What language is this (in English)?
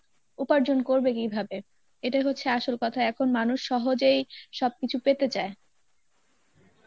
Bangla